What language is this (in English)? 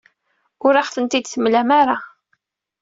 Kabyle